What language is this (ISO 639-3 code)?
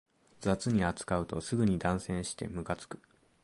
jpn